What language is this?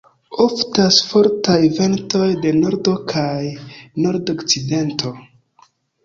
Esperanto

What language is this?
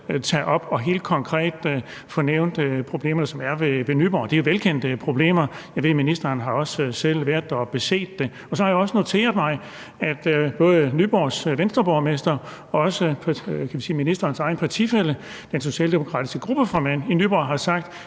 Danish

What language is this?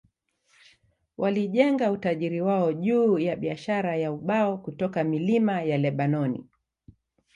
Swahili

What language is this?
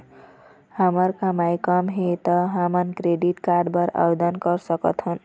Chhattisgarhi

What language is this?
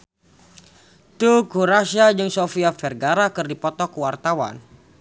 Sundanese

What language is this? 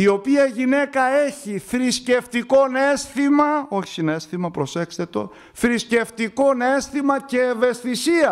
Greek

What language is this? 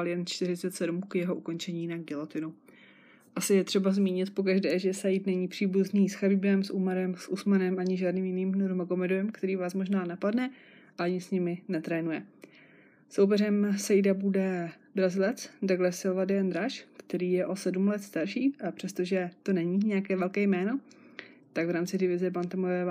Czech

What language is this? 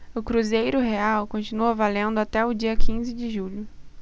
Portuguese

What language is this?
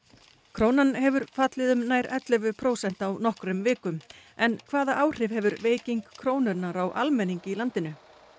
Icelandic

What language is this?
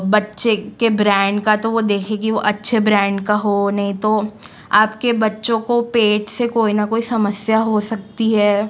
Hindi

